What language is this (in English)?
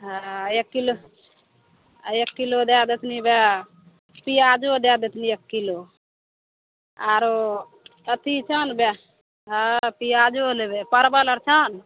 Maithili